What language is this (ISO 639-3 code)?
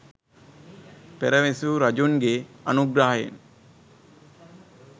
sin